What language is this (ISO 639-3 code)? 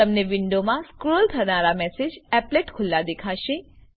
guj